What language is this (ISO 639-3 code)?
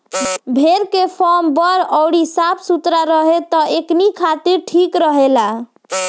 bho